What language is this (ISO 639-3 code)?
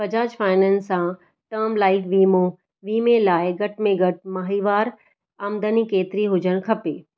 snd